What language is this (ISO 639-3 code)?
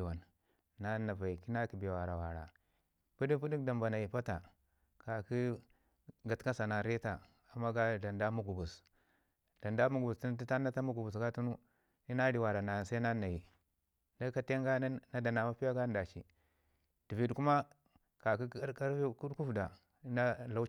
ngi